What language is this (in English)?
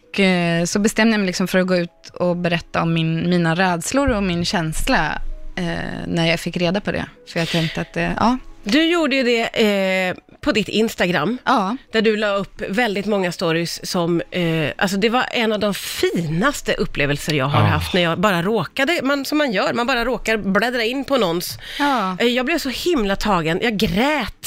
Swedish